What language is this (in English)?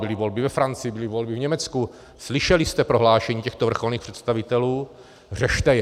Czech